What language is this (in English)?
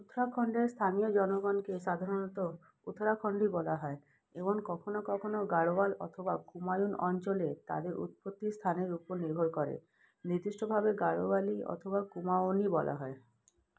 Bangla